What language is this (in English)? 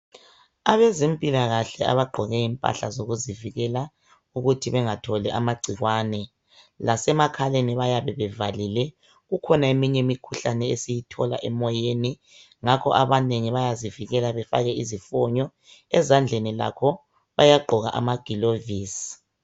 North Ndebele